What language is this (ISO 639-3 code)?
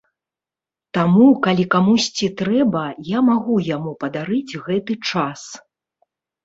bel